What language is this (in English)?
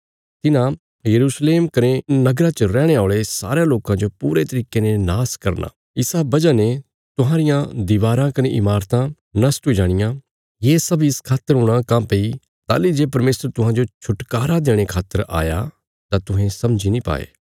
Bilaspuri